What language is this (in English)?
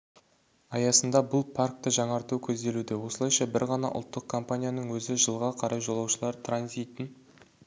Kazakh